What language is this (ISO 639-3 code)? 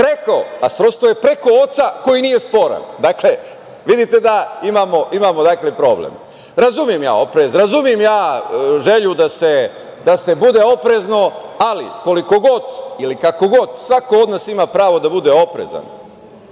srp